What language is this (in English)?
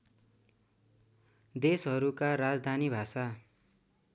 Nepali